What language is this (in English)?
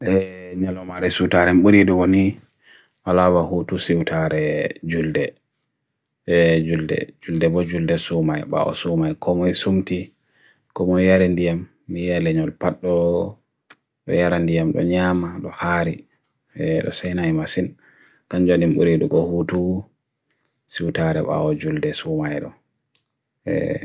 Bagirmi Fulfulde